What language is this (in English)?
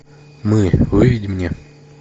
Russian